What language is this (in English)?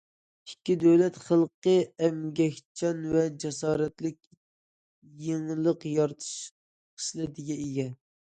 Uyghur